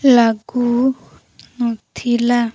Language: Odia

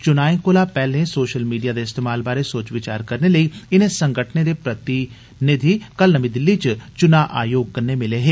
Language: Dogri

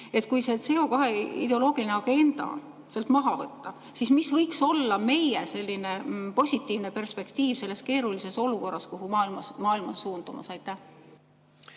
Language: Estonian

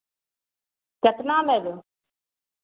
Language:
Maithili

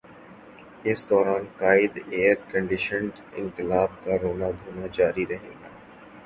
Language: Urdu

